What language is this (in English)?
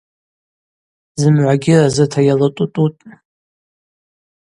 Abaza